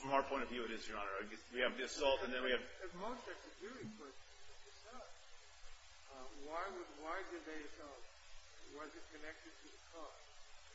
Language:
English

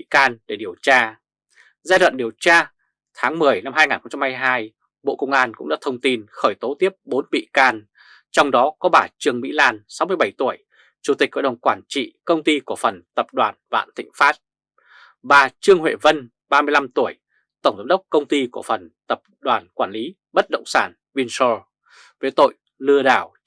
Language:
Vietnamese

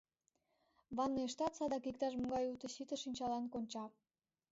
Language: Mari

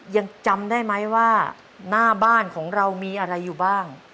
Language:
Thai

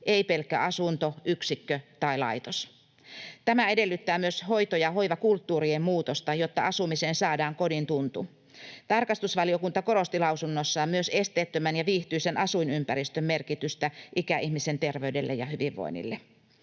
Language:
Finnish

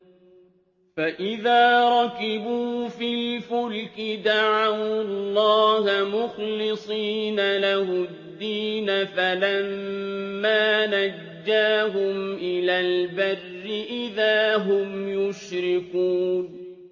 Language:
Arabic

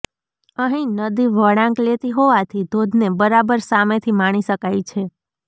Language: Gujarati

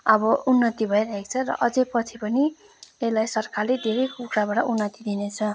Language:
Nepali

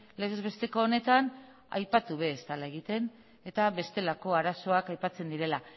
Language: Basque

